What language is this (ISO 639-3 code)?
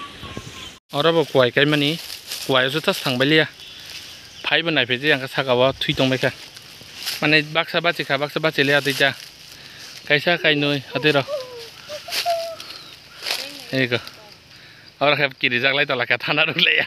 tha